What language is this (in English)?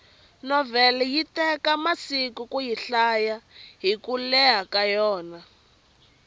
Tsonga